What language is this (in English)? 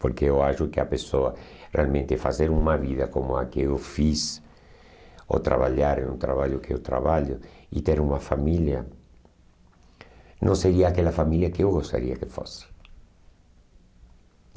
Portuguese